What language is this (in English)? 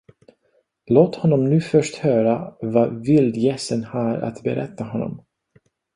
Swedish